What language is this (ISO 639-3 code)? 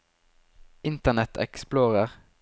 nor